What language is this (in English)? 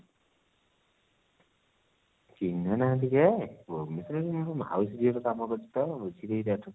Odia